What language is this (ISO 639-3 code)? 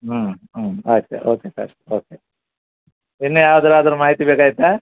kan